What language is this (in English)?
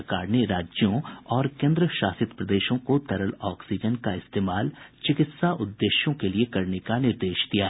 Hindi